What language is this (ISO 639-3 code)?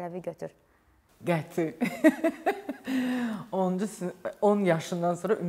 tur